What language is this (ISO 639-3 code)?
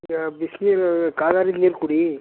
kan